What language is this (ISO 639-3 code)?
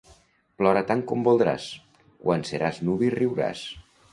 cat